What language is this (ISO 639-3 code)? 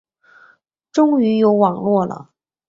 zho